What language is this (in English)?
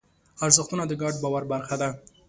Pashto